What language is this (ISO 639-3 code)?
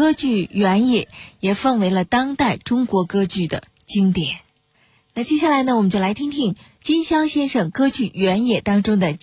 zho